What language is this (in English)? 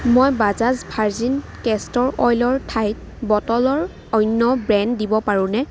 Assamese